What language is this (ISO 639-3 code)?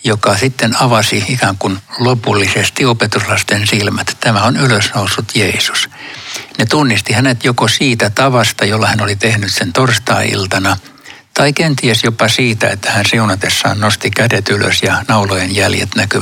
fin